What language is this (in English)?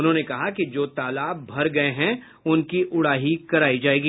Hindi